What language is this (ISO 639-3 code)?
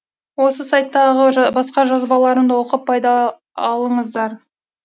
kaz